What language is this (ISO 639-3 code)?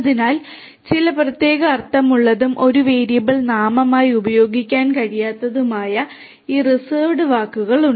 mal